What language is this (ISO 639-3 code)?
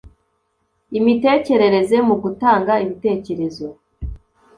kin